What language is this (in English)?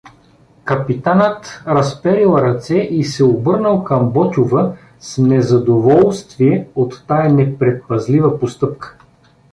Bulgarian